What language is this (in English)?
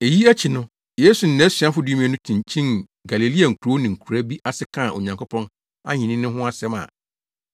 Akan